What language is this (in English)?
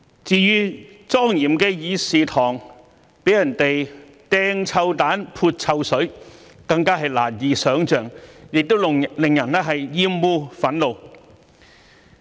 Cantonese